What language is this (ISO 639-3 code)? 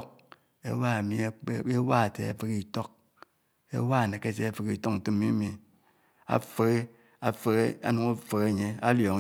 anw